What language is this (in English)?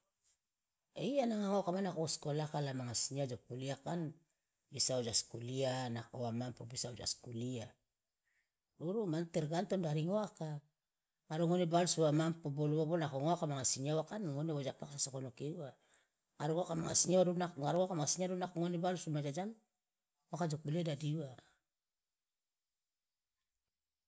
Loloda